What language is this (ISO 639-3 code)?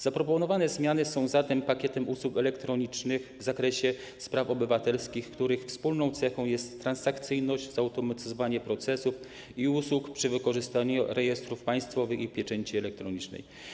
pol